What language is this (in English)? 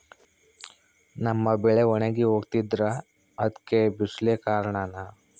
Kannada